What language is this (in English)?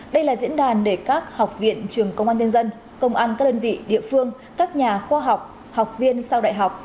Vietnamese